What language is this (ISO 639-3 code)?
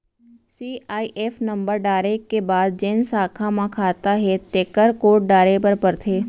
hne